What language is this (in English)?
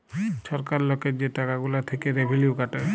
Bangla